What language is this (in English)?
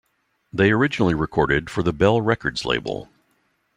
English